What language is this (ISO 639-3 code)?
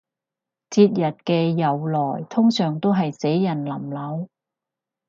yue